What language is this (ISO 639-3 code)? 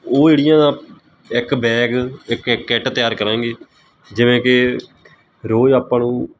pan